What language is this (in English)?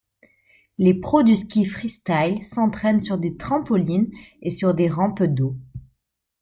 French